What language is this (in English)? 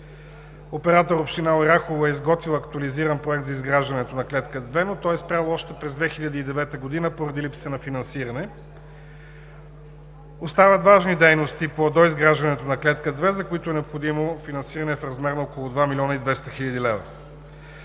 Bulgarian